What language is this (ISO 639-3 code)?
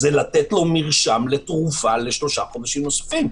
heb